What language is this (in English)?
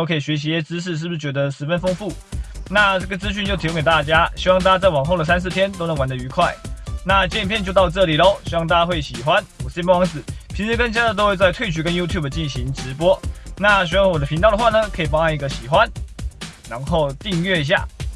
Chinese